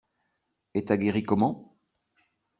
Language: French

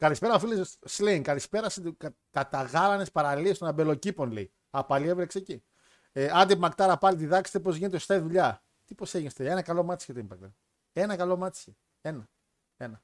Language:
Greek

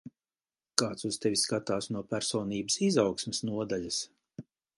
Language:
Latvian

